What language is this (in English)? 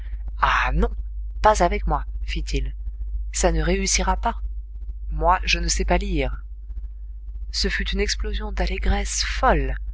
French